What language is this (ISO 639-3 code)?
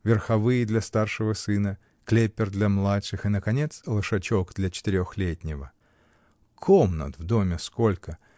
rus